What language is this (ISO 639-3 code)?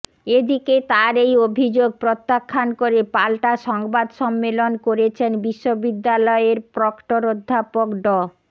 ben